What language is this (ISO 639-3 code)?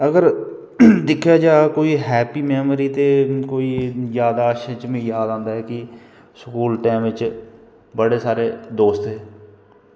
doi